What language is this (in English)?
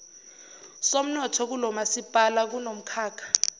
Zulu